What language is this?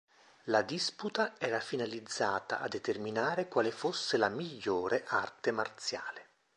Italian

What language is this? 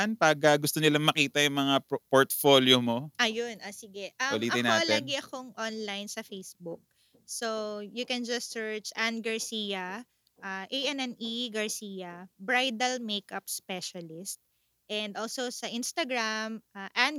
Filipino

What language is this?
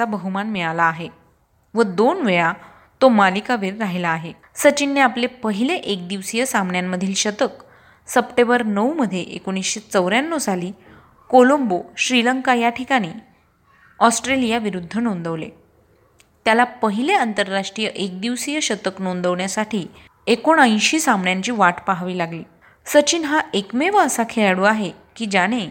Marathi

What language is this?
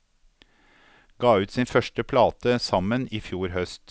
Norwegian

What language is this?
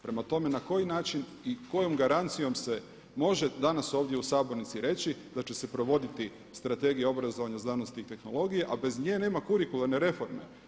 Croatian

